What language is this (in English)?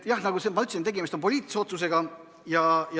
Estonian